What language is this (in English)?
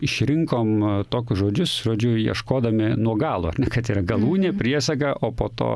Lithuanian